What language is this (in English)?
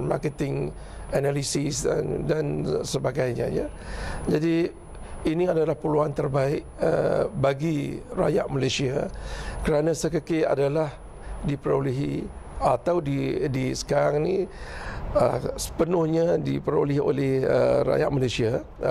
Malay